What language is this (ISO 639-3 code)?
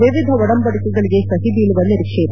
kan